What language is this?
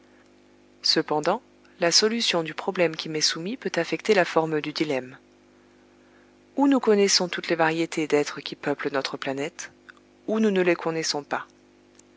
French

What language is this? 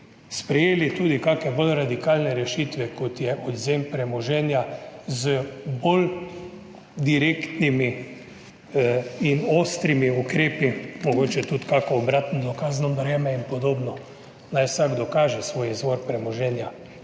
Slovenian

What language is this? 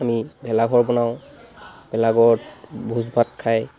Assamese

